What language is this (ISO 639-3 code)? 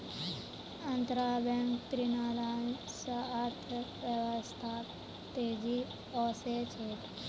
mag